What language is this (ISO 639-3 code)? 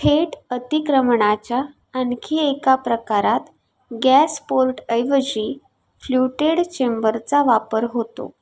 mar